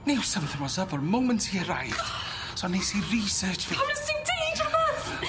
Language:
Welsh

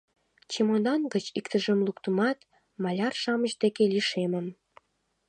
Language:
Mari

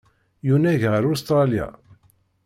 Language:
Kabyle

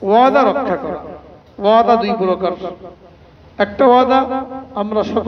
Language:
Arabic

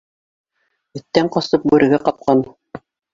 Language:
Bashkir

